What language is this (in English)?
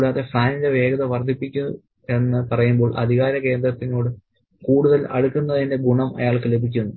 Malayalam